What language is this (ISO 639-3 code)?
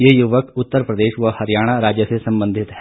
hin